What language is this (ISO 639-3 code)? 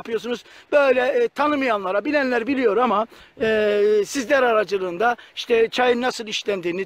tur